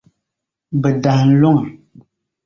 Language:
Dagbani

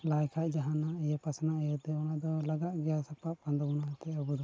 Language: Santali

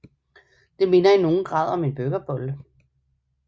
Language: Danish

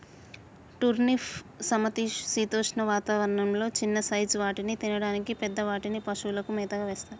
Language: Telugu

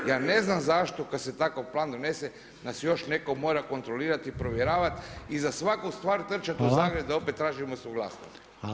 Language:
Croatian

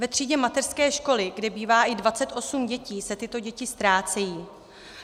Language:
Czech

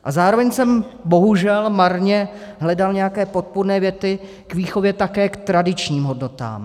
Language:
Czech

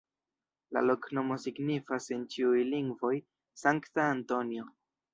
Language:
Esperanto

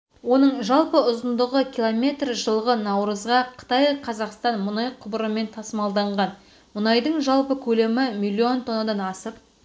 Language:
Kazakh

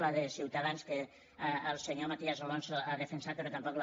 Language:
Catalan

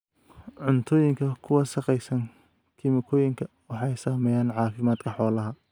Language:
Somali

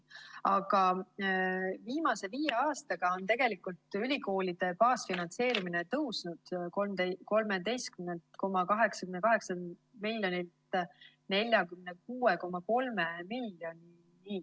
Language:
Estonian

